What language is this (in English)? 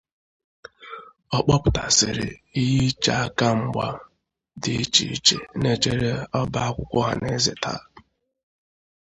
Igbo